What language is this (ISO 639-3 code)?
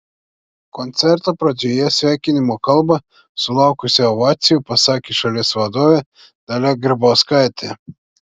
lit